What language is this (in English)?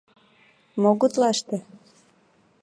Mari